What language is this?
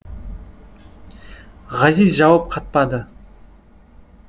Kazakh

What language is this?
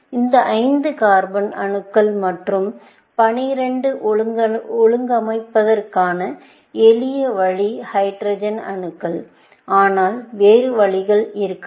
Tamil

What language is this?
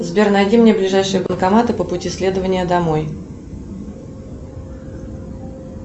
Russian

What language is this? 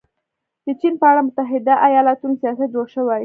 Pashto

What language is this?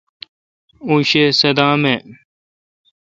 Kalkoti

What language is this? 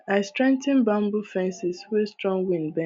Nigerian Pidgin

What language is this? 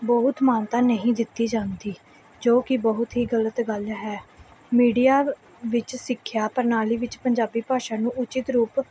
Punjabi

